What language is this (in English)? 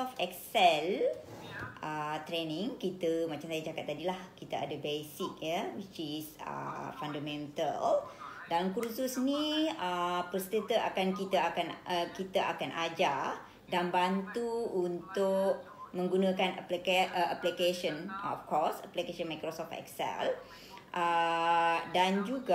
Malay